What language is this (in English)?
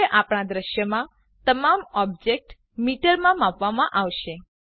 Gujarati